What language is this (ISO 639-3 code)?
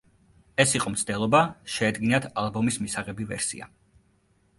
kat